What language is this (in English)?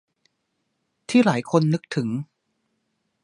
Thai